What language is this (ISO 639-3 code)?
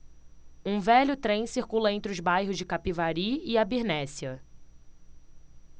por